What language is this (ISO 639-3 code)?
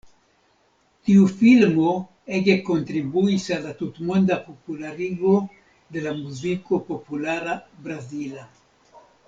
epo